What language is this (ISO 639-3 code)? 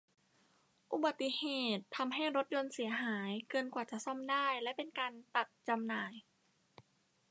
tha